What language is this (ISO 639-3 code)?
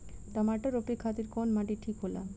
bho